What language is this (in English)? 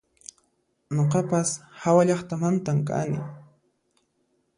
Puno Quechua